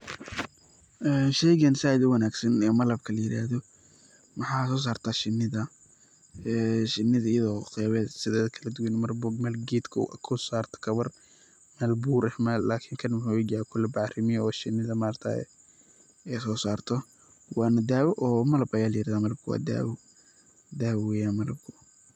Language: Somali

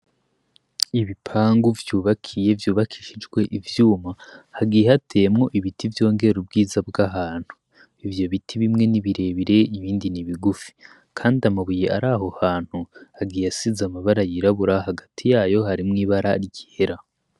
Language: Rundi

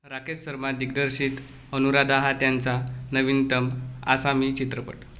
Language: Marathi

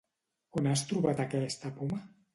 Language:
Catalan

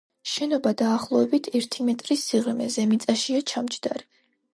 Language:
Georgian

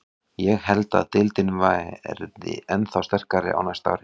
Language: Icelandic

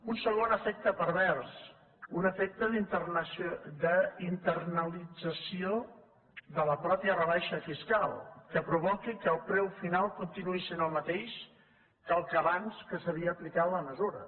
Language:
Catalan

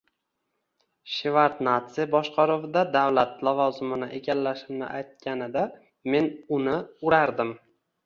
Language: Uzbek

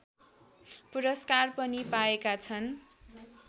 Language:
Nepali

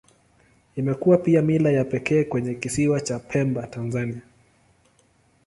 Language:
Swahili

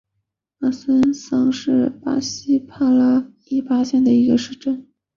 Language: Chinese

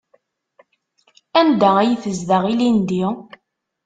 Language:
Kabyle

